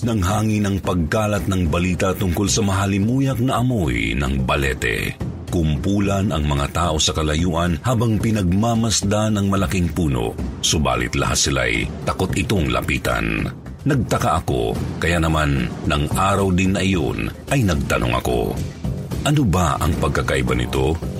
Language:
Filipino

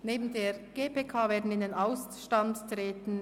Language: Swiss German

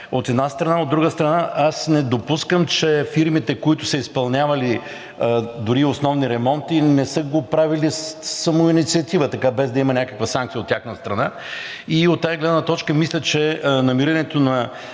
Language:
Bulgarian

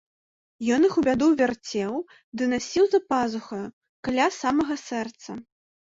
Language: Belarusian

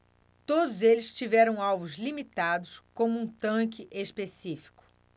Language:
Portuguese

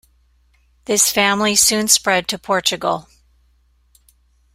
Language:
English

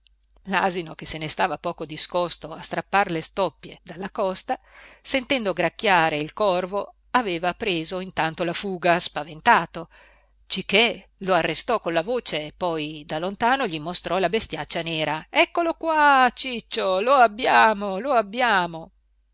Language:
Italian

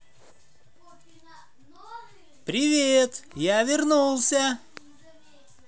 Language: Russian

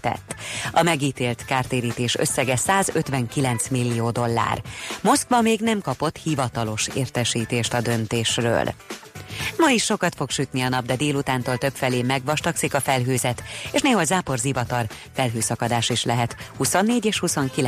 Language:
Hungarian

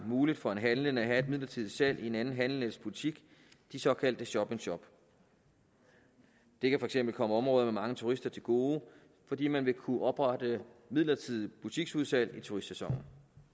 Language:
Danish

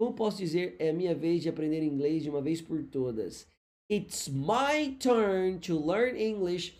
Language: Portuguese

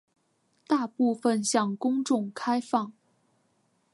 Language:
Chinese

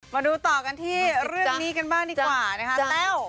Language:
Thai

